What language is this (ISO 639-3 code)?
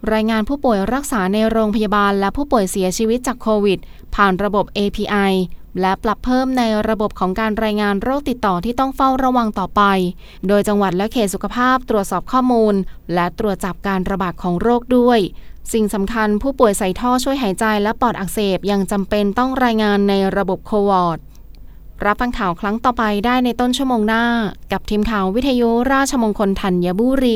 tha